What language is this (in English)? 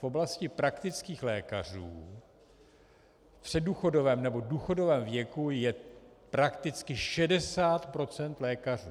Czech